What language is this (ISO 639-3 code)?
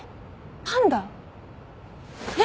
jpn